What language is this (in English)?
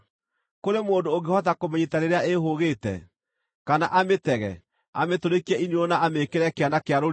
Kikuyu